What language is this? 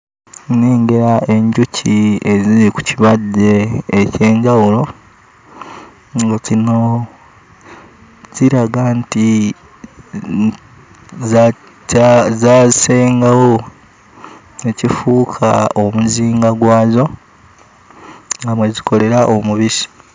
Ganda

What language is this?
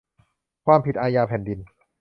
Thai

